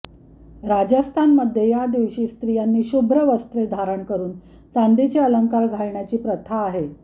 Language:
Marathi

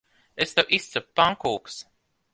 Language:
Latvian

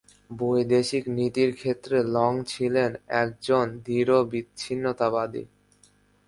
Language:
Bangla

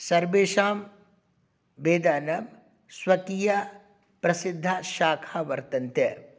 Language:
Sanskrit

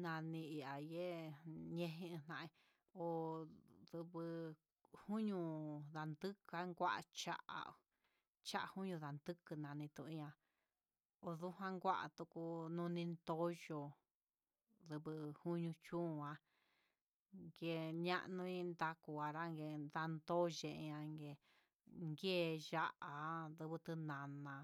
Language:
Huitepec Mixtec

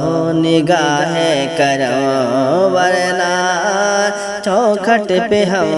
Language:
Hindi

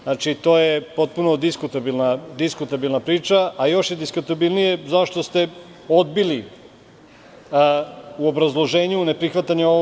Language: Serbian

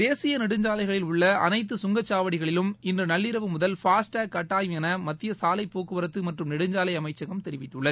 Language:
Tamil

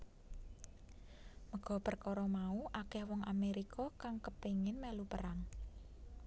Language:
Javanese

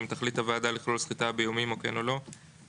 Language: Hebrew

